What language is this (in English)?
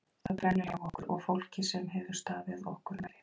Icelandic